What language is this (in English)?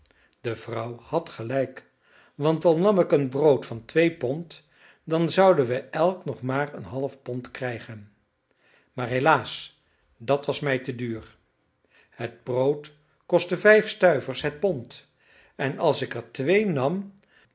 Dutch